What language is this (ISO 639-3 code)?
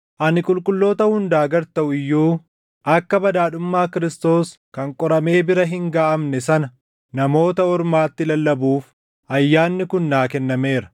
orm